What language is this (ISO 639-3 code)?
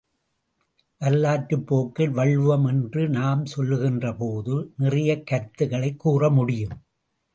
tam